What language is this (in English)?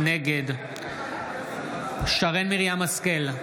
Hebrew